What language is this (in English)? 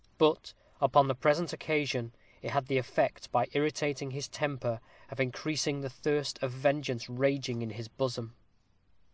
English